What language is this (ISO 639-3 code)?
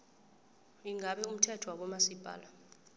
nbl